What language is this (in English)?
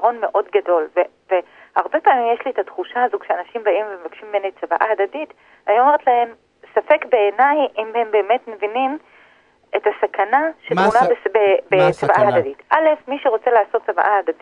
Hebrew